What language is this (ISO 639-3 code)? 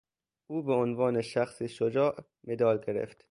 fas